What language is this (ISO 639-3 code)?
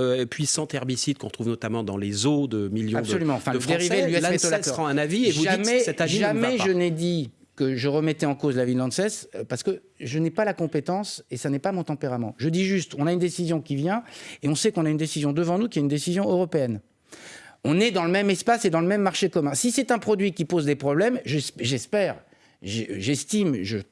fra